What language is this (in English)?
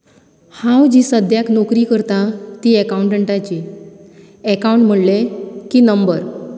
Konkani